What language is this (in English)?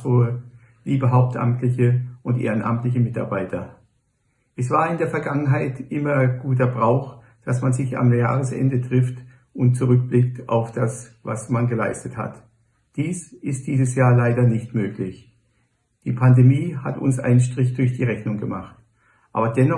German